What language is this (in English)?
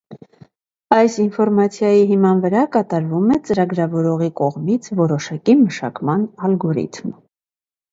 Armenian